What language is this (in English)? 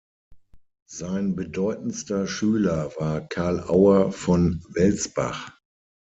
German